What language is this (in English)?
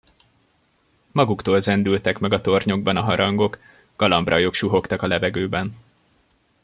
Hungarian